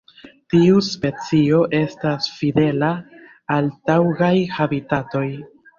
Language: Esperanto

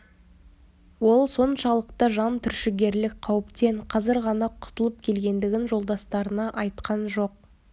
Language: Kazakh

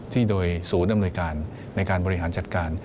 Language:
Thai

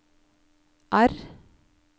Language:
Norwegian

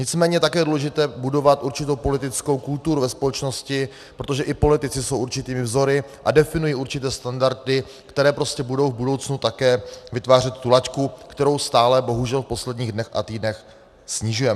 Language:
Czech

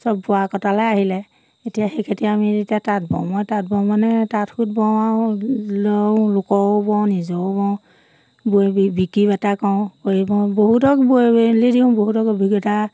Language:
Assamese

